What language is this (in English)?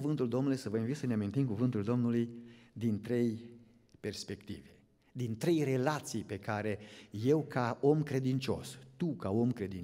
Romanian